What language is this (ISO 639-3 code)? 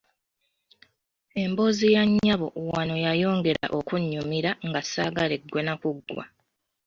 lug